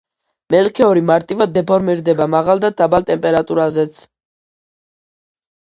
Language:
Georgian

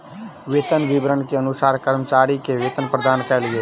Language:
Maithili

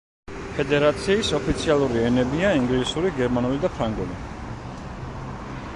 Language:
Georgian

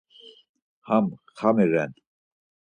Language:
Laz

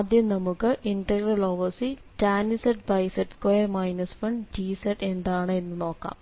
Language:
Malayalam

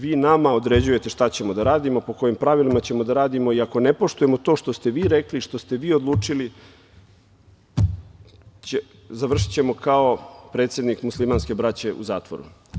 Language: Serbian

